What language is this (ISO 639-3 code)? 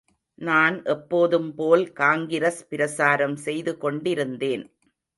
tam